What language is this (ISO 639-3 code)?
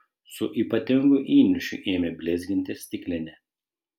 lit